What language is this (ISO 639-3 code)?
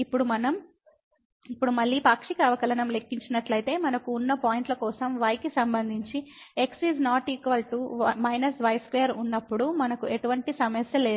tel